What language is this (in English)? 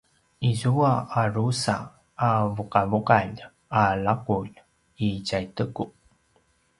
Paiwan